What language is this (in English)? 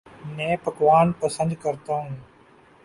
Urdu